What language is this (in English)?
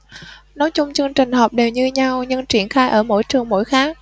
Vietnamese